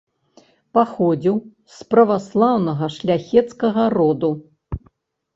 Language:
Belarusian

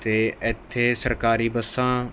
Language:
Punjabi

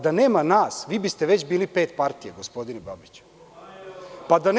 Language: Serbian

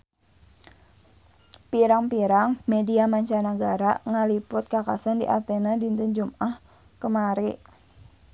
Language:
Sundanese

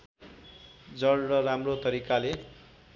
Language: Nepali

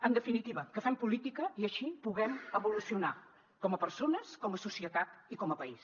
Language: Catalan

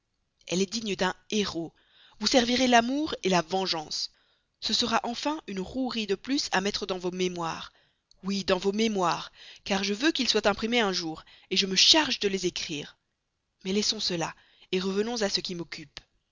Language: French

